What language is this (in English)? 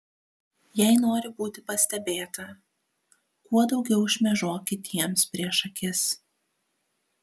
Lithuanian